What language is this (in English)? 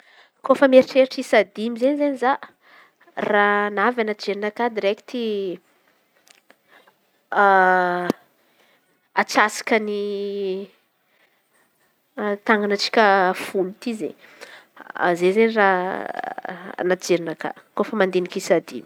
Antankarana Malagasy